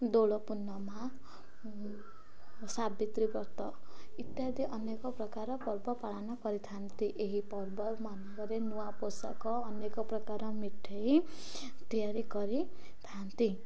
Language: Odia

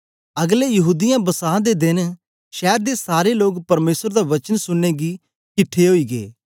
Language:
Dogri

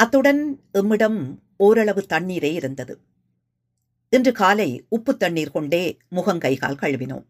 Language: Tamil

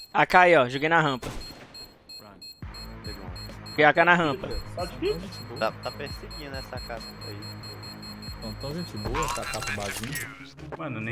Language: Portuguese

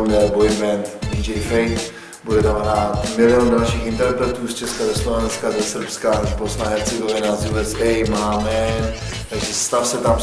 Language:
Czech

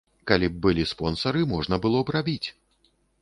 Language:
Belarusian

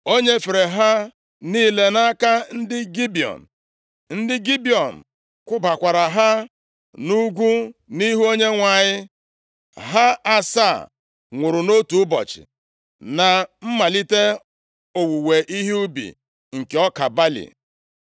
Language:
Igbo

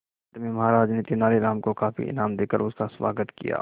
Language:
Hindi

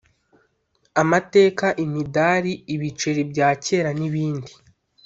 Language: Kinyarwanda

